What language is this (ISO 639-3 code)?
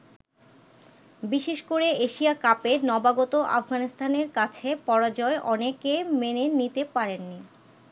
ben